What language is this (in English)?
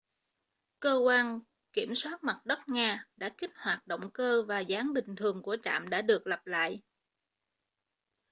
Vietnamese